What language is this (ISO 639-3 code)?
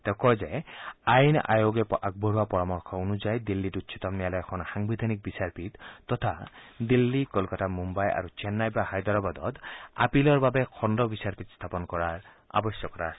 asm